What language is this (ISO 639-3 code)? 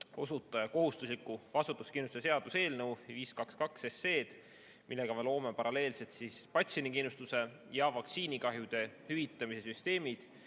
est